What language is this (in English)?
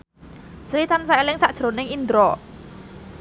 Javanese